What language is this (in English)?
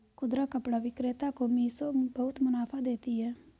Hindi